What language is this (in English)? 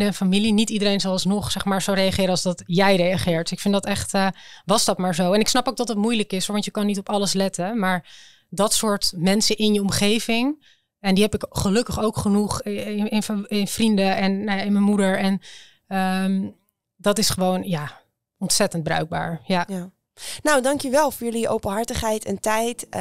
Dutch